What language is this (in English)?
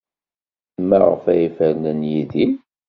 Kabyle